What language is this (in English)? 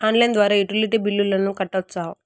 Telugu